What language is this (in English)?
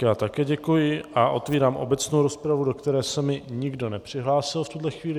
Czech